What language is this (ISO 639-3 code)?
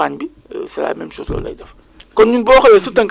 wol